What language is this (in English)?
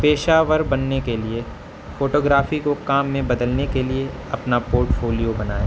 Urdu